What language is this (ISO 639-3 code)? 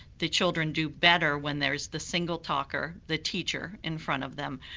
eng